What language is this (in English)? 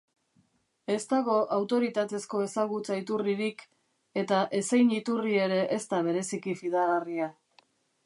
Basque